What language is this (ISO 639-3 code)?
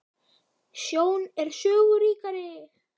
isl